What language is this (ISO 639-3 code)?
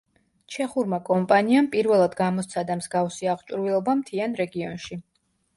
kat